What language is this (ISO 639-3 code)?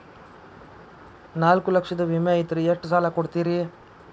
kan